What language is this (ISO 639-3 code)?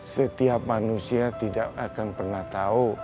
ind